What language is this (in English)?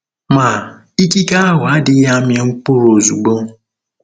Igbo